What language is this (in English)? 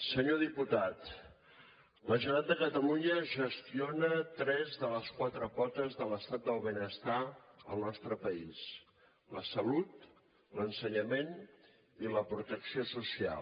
Catalan